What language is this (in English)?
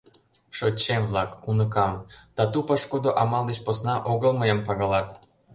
Mari